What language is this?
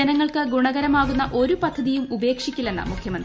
Malayalam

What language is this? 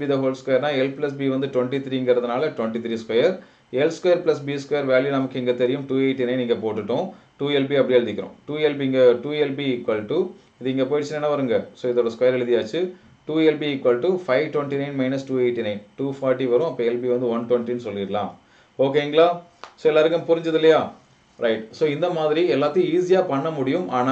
Hindi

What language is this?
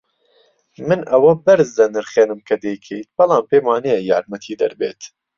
Central Kurdish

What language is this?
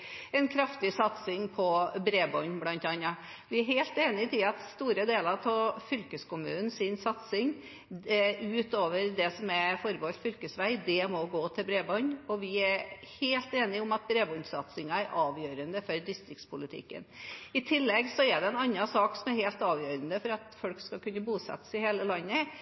Norwegian Bokmål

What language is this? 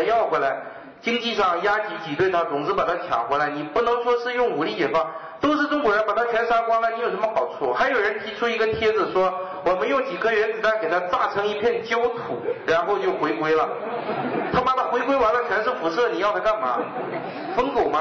Chinese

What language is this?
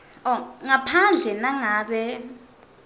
Swati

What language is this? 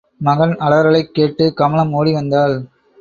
Tamil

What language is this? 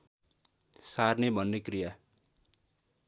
Nepali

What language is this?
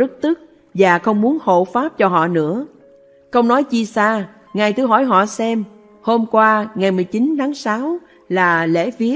Vietnamese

